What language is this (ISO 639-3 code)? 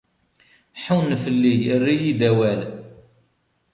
kab